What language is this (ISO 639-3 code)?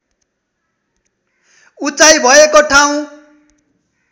nep